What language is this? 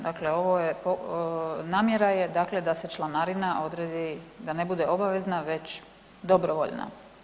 Croatian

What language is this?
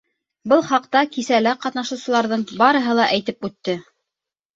Bashkir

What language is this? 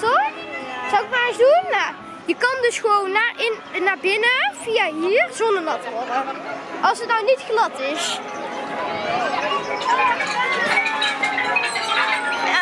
Dutch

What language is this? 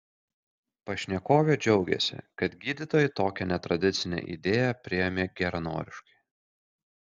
Lithuanian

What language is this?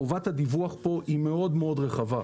Hebrew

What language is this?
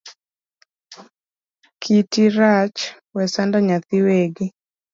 Luo (Kenya and Tanzania)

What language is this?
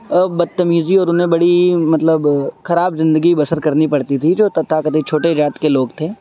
Urdu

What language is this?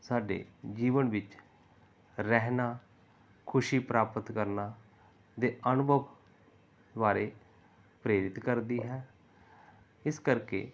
Punjabi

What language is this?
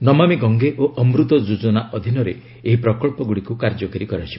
Odia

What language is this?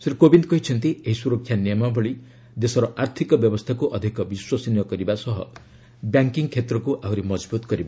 Odia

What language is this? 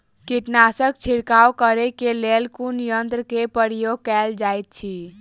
Maithili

